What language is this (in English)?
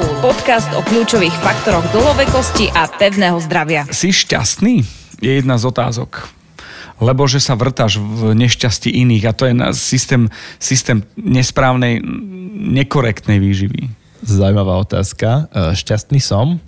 Slovak